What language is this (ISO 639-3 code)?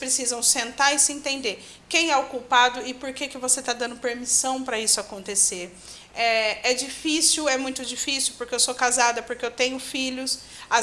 por